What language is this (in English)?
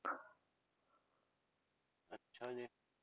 Punjabi